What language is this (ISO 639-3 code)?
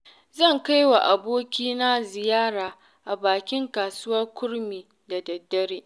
hau